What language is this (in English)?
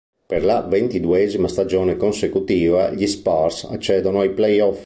Italian